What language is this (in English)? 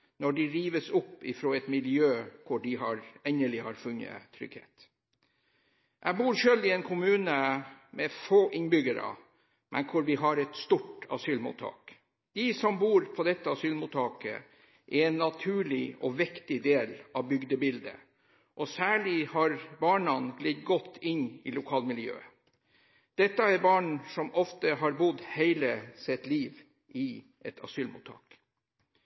Norwegian Bokmål